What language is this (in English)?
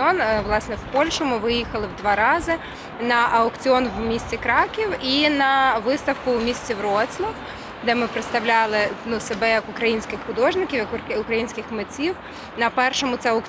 Ukrainian